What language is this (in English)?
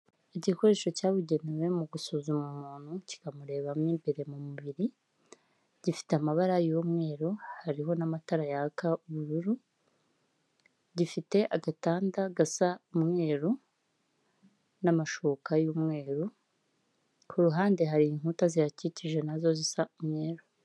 Kinyarwanda